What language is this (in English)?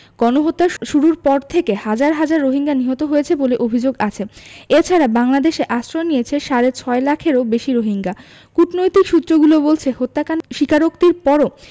Bangla